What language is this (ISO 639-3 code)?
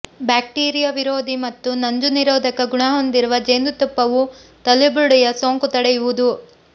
kan